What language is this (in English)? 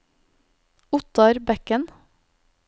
Norwegian